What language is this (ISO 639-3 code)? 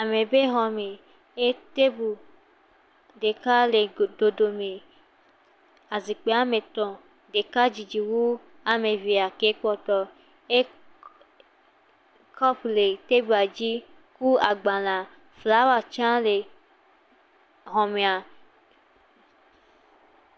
ewe